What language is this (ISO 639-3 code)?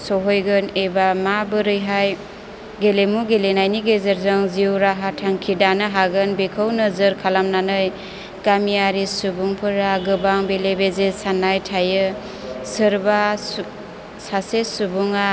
brx